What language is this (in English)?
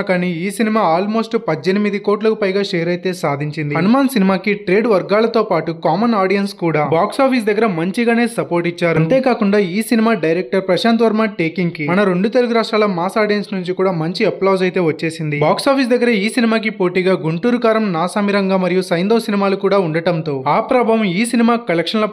Telugu